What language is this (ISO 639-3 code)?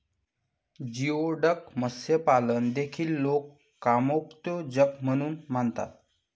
mar